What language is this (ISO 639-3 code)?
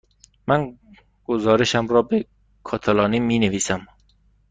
fas